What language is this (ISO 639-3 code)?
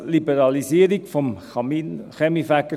gsw